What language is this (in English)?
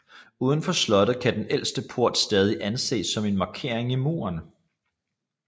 Danish